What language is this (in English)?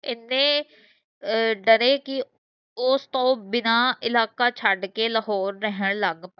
Punjabi